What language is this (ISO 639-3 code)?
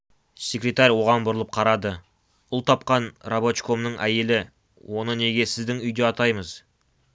kaz